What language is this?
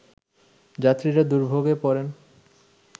Bangla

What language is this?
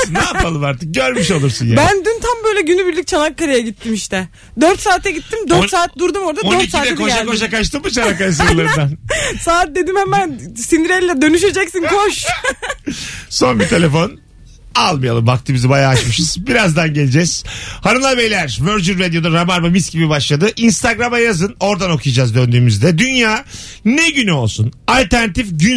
Turkish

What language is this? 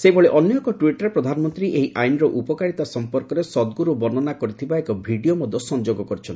Odia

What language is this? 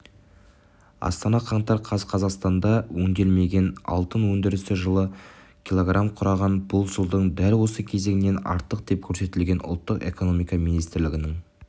Kazakh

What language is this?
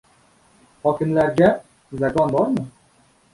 Uzbek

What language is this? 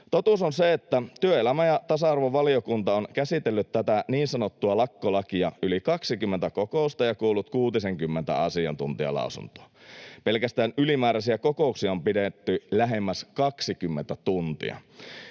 Finnish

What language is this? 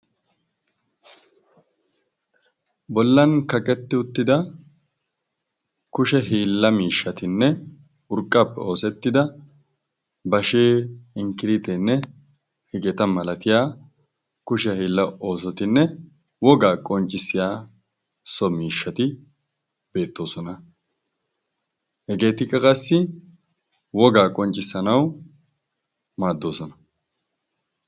Wolaytta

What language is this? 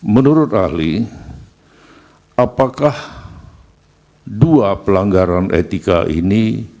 Indonesian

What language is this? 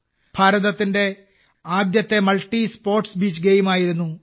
Malayalam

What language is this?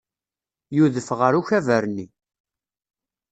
Kabyle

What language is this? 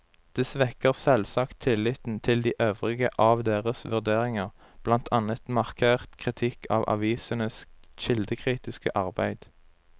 Norwegian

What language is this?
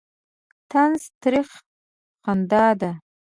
Pashto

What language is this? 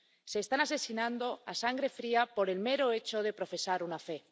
Spanish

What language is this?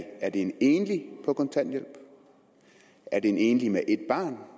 Danish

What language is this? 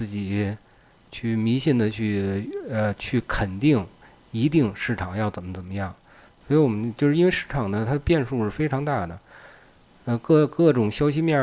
Chinese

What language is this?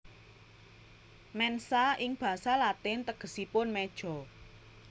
Javanese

